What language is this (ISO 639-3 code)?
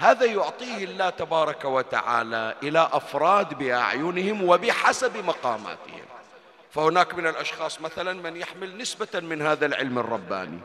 ara